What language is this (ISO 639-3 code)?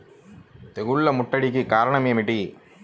tel